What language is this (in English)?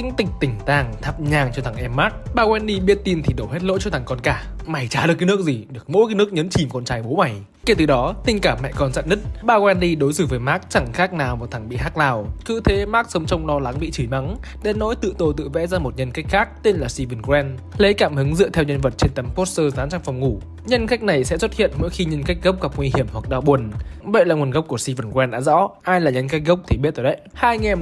Vietnamese